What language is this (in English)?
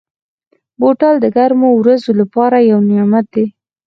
Pashto